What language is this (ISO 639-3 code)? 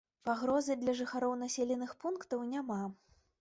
bel